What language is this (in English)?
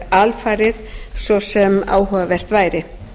Icelandic